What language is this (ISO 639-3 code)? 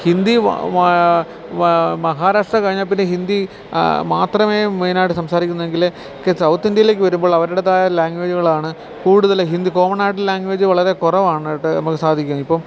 mal